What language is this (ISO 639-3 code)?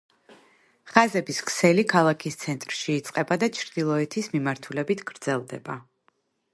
kat